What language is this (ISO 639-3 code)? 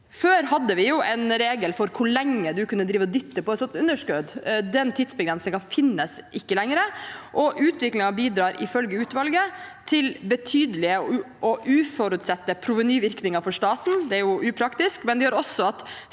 nor